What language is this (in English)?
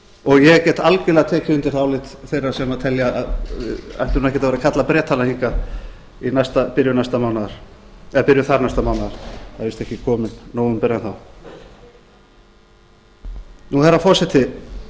Icelandic